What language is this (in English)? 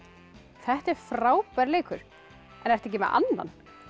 Icelandic